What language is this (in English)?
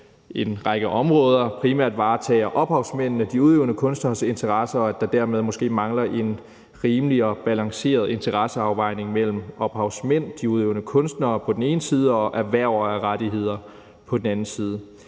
Danish